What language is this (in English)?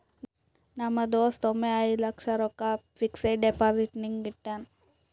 Kannada